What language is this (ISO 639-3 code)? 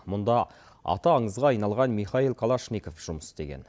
kaz